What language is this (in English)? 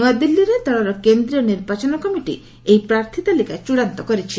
Odia